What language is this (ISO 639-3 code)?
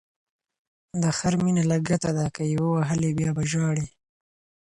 pus